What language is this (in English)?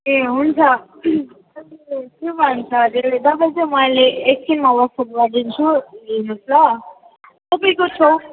Nepali